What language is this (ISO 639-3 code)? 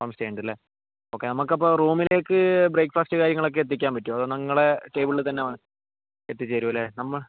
mal